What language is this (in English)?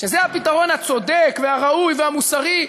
Hebrew